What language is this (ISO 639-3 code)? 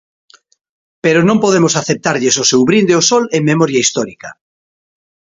glg